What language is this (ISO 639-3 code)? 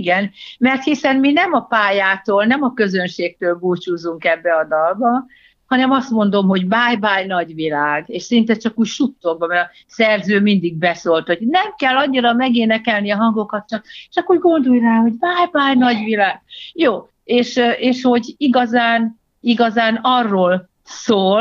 hun